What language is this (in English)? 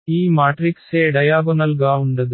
Telugu